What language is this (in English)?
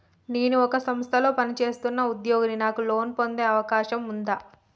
Telugu